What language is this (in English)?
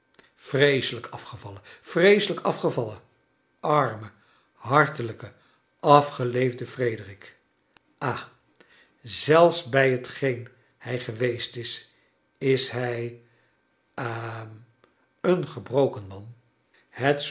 Dutch